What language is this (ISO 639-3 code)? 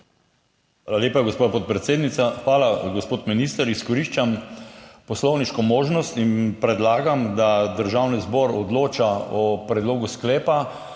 slv